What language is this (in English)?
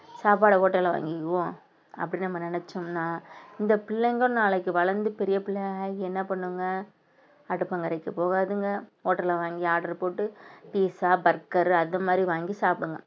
Tamil